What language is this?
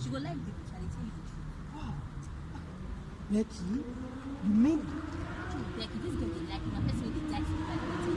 English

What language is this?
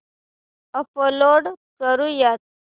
Marathi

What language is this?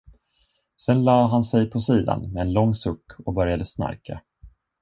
Swedish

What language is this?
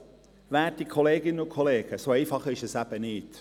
Swiss German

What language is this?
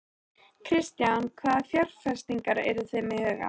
Icelandic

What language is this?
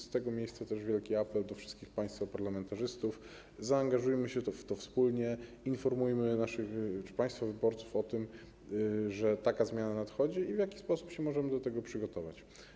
Polish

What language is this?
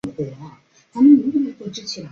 Chinese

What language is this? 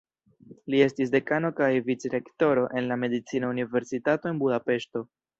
Esperanto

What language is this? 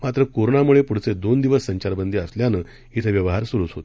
Marathi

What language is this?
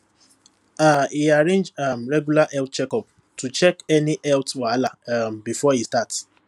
Nigerian Pidgin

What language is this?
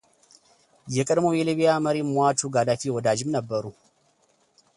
Amharic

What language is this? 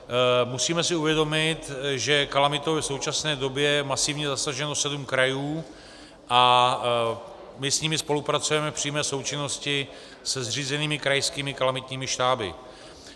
Czech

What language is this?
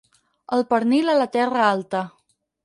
Catalan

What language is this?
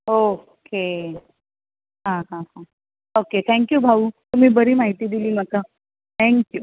Konkani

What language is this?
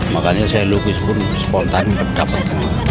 Indonesian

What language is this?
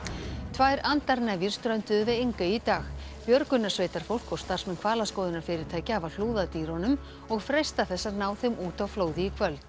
Icelandic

